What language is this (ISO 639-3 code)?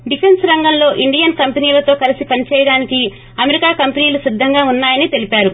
tel